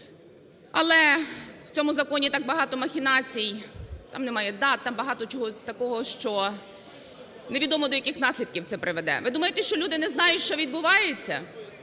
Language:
Ukrainian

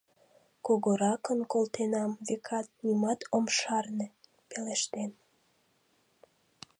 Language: Mari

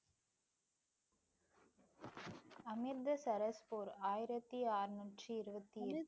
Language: Tamil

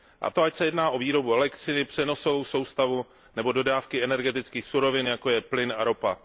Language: Czech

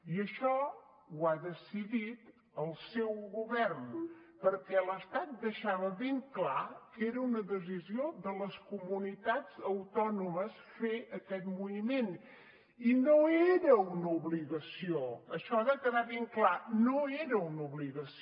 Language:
Catalan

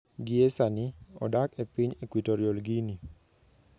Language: Luo (Kenya and Tanzania)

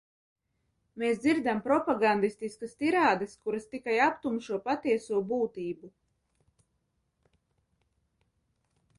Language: Latvian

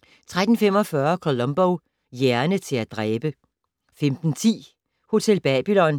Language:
Danish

